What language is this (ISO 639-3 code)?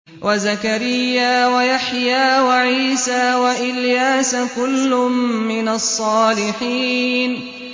ara